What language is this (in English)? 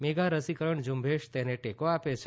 Gujarati